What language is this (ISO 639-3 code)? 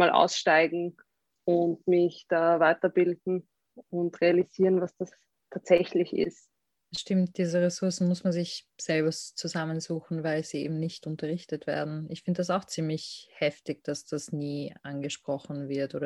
deu